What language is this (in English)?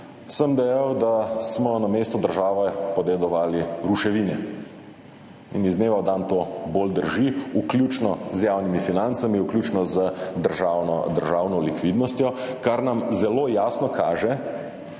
Slovenian